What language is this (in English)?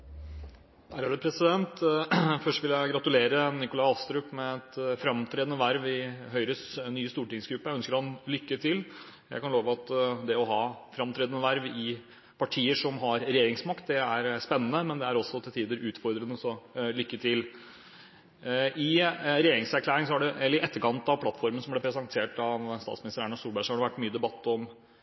Norwegian Bokmål